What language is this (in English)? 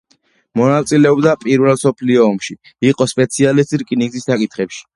Georgian